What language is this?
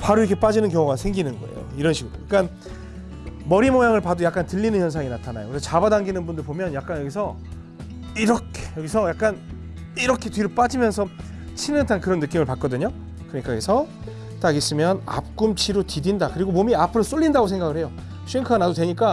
Korean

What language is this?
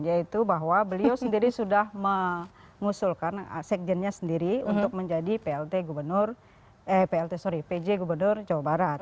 Indonesian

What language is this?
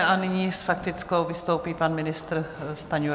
Czech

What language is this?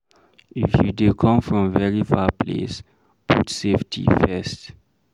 Nigerian Pidgin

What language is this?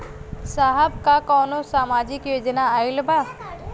Bhojpuri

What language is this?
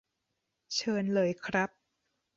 Thai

